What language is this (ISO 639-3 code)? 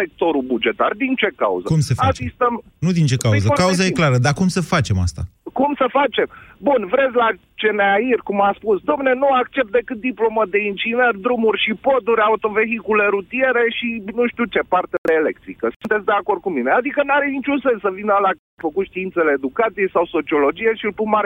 ron